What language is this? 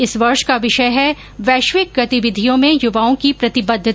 Hindi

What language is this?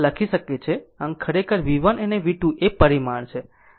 Gujarati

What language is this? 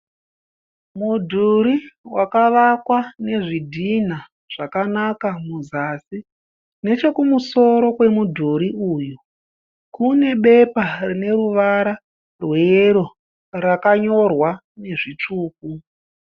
Shona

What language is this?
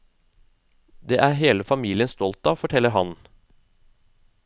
Norwegian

